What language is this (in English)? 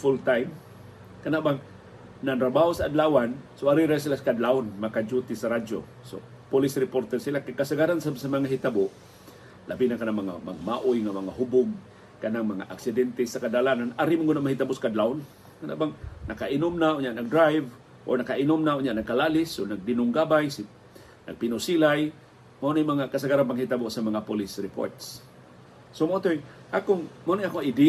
Filipino